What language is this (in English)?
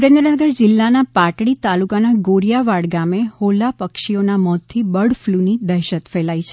Gujarati